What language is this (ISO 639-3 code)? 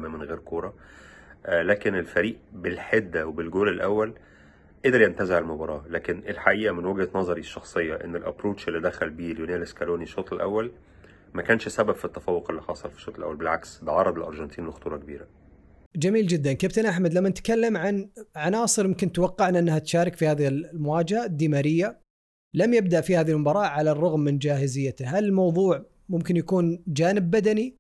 ara